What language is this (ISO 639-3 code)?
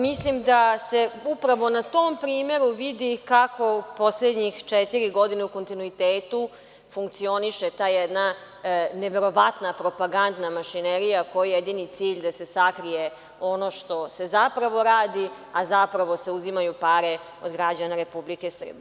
srp